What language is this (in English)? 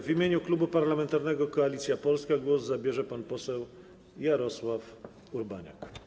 Polish